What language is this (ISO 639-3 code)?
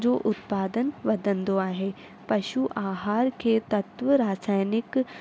snd